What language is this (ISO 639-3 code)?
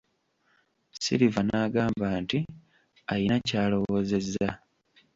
lug